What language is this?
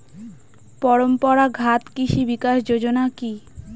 Bangla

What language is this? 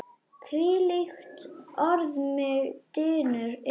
Icelandic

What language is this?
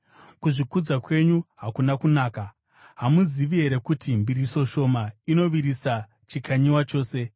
Shona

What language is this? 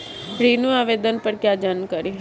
Hindi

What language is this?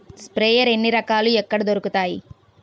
Telugu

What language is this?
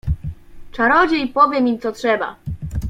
Polish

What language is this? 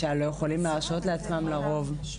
Hebrew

